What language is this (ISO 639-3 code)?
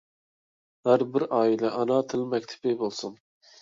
uig